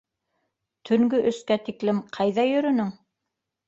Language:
Bashkir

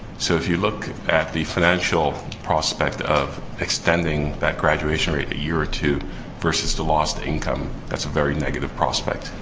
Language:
English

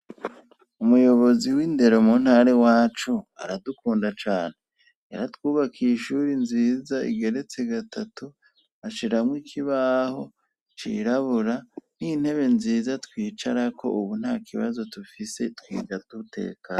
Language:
Rundi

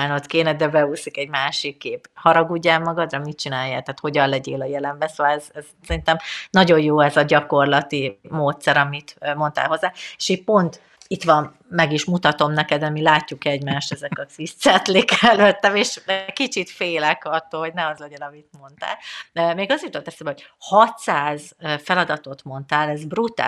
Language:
Hungarian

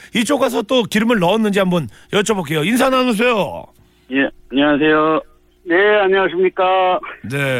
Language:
Korean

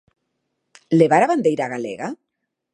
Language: Galician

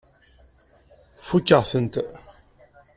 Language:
Kabyle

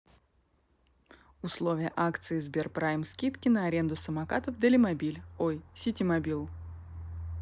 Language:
Russian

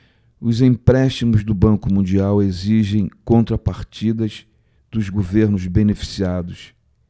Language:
Portuguese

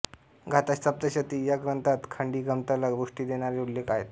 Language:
Marathi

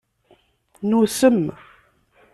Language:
Kabyle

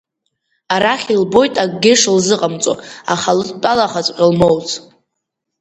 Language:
Abkhazian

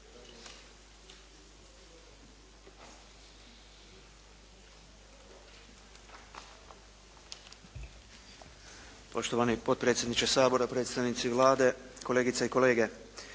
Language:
Croatian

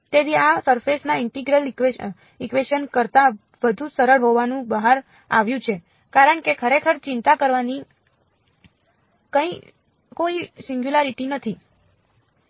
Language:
Gujarati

